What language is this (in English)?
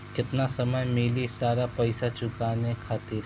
Bhojpuri